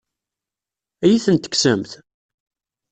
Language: Kabyle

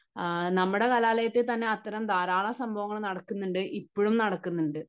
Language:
Malayalam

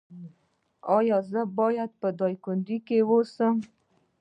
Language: Pashto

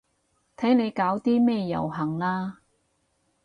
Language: Cantonese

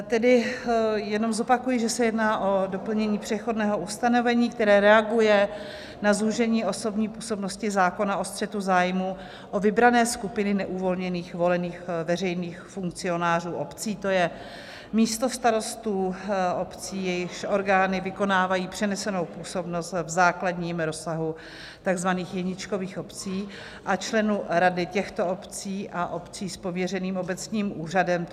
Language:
Czech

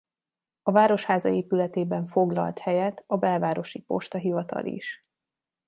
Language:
Hungarian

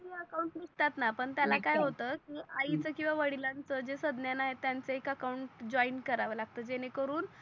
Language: Marathi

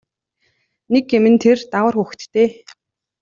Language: Mongolian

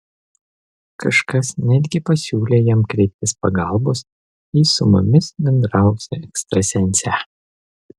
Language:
Lithuanian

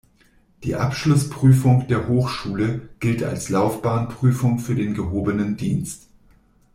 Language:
German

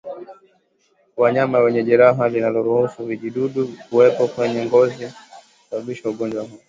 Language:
Swahili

